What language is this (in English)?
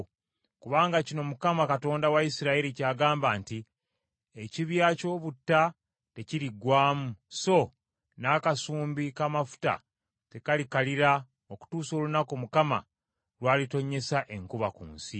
Ganda